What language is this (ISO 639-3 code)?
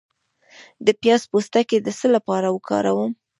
pus